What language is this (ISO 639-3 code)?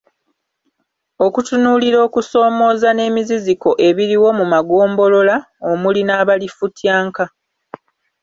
lug